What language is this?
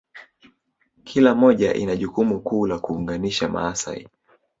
Swahili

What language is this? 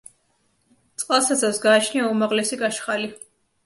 Georgian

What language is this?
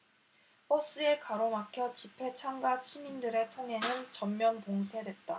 Korean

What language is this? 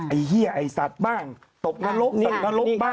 Thai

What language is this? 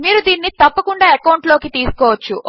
Telugu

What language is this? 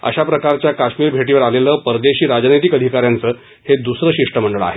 Marathi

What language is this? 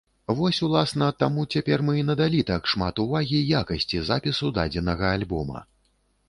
Belarusian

